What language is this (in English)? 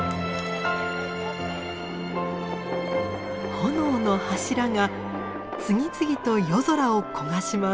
Japanese